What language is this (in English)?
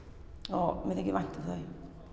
Icelandic